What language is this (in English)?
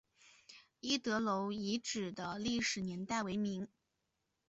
Chinese